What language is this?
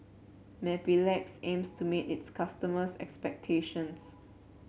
English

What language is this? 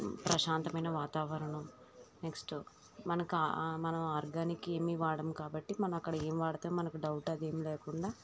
Telugu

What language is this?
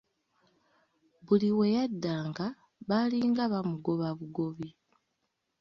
Ganda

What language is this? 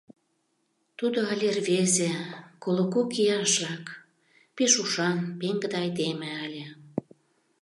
Mari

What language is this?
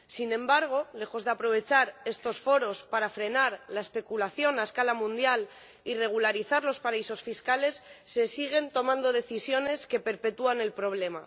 Spanish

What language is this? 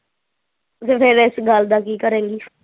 Punjabi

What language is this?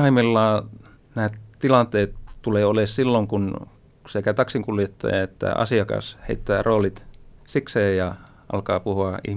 Finnish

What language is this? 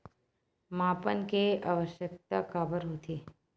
Chhattisgarhi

